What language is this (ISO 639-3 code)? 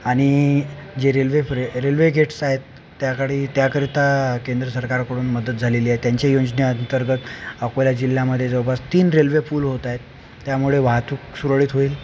mar